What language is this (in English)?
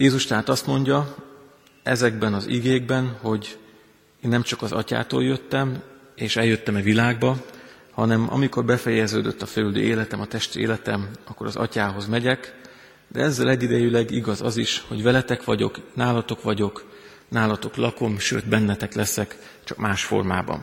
Hungarian